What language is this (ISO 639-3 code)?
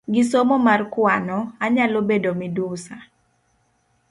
luo